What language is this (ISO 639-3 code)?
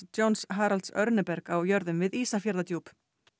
isl